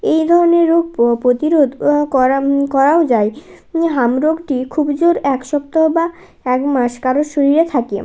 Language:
Bangla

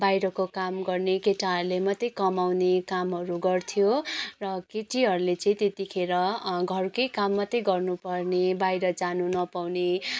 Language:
Nepali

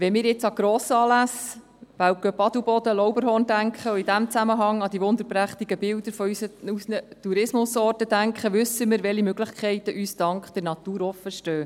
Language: Swiss German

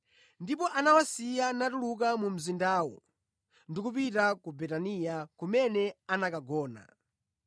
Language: Nyanja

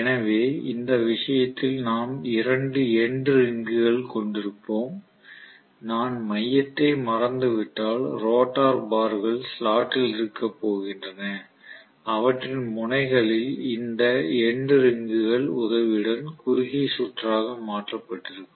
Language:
Tamil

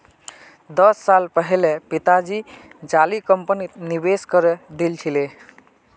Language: Magahi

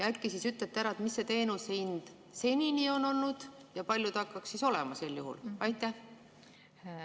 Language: Estonian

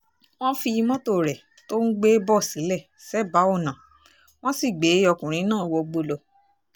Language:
Yoruba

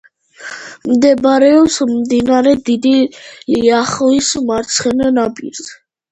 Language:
Georgian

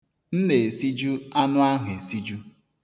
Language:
Igbo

